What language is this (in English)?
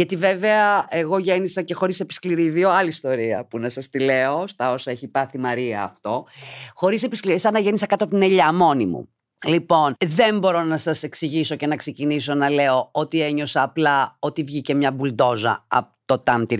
Greek